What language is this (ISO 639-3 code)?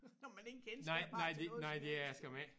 dan